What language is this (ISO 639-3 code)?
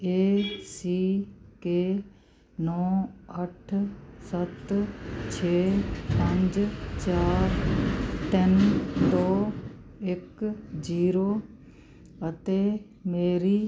pan